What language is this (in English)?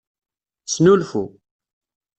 Kabyle